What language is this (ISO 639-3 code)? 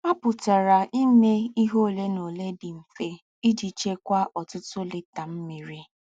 ibo